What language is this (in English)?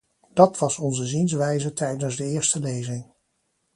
Dutch